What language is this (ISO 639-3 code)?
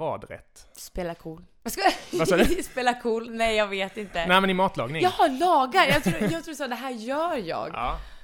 swe